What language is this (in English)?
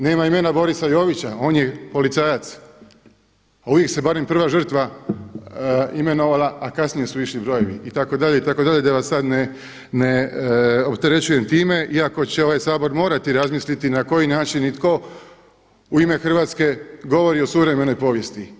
Croatian